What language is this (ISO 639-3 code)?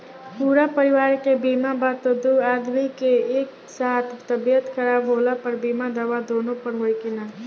bho